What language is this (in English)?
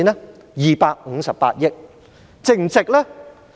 Cantonese